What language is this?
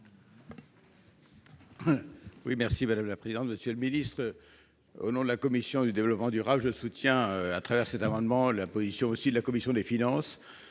French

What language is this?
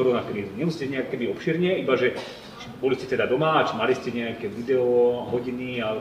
Slovak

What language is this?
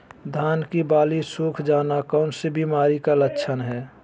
Magahi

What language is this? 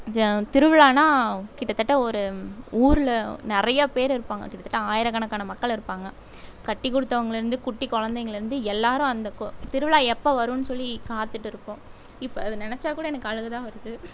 Tamil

